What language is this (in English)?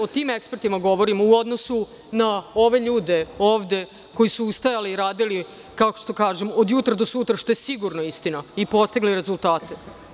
Serbian